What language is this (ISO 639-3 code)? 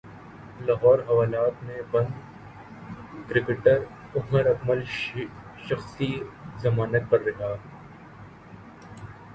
urd